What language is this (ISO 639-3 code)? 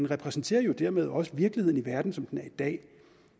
dan